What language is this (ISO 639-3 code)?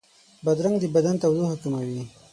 pus